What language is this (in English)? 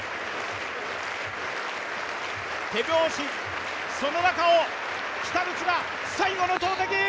Japanese